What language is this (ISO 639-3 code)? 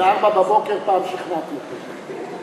heb